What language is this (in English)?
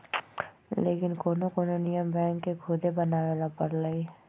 Magahi